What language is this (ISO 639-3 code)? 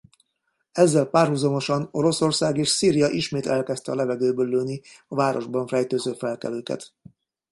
hun